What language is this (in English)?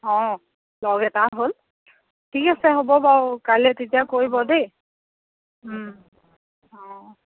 Assamese